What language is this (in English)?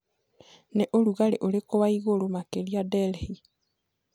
Kikuyu